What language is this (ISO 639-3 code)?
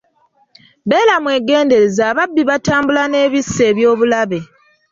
lug